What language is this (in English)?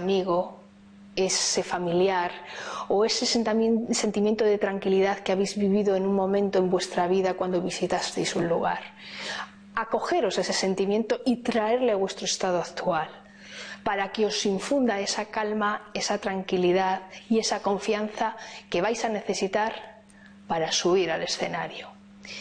Spanish